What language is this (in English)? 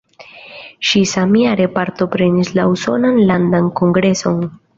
Esperanto